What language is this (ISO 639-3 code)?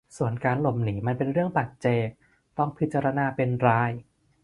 tha